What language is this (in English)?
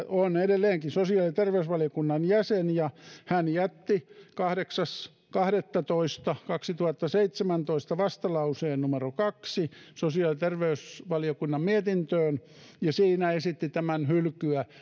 Finnish